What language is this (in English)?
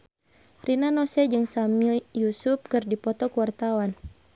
Sundanese